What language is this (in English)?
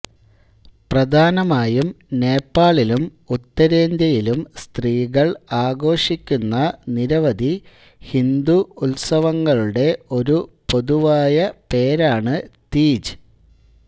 Malayalam